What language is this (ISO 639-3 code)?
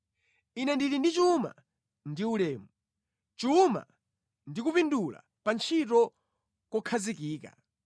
nya